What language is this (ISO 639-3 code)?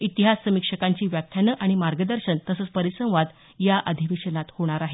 mar